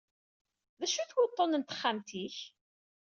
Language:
Kabyle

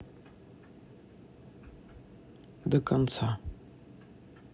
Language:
Russian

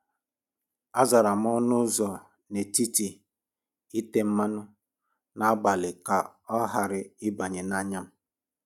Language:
Igbo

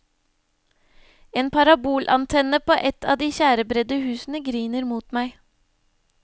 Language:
Norwegian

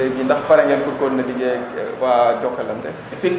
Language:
Wolof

